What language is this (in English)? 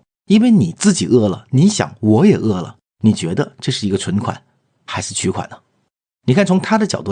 Chinese